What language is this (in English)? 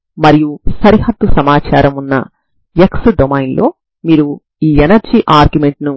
Telugu